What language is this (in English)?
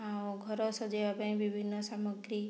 Odia